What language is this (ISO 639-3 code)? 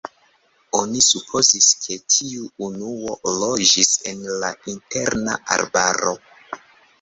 epo